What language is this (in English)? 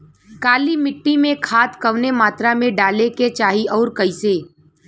Bhojpuri